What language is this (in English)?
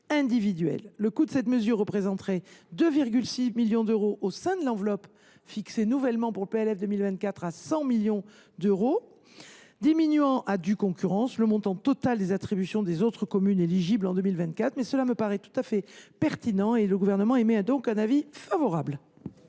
French